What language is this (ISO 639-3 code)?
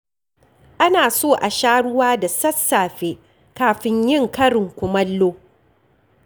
hau